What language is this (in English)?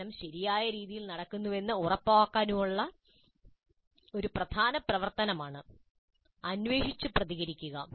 Malayalam